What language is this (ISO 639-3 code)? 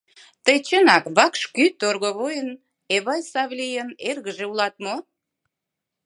chm